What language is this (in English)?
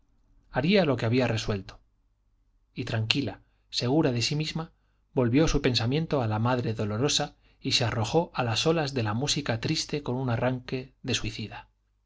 Spanish